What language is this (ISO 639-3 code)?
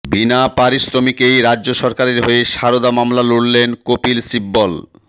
ben